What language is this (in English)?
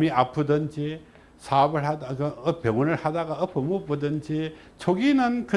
Korean